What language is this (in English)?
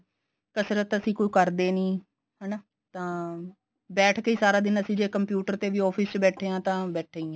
Punjabi